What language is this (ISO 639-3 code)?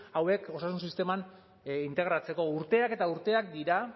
eus